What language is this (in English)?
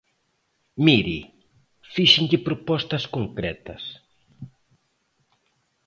Galician